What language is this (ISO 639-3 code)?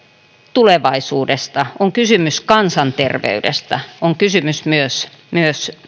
fin